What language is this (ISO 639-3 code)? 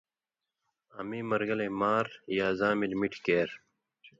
mvy